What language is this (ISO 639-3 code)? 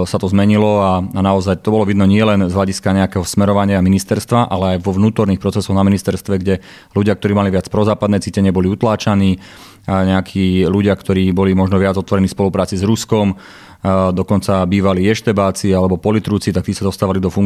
slk